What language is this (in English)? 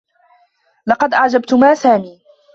Arabic